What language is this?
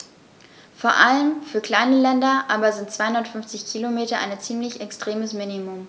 German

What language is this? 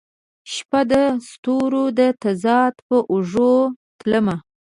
Pashto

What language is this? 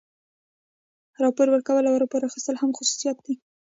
Pashto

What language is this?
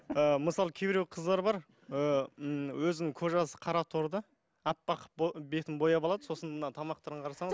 Kazakh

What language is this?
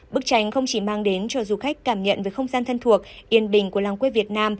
Vietnamese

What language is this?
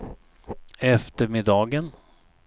Swedish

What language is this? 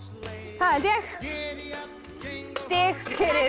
Icelandic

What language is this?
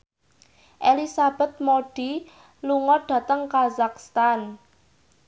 Javanese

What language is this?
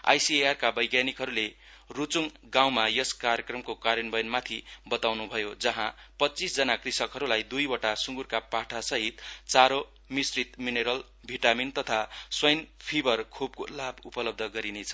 Nepali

